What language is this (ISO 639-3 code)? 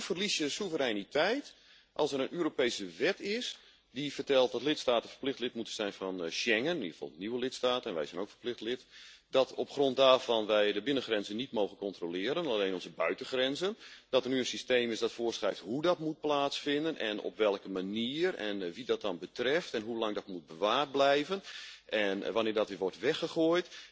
nld